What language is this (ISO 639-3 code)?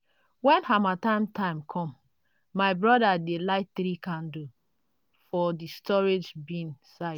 pcm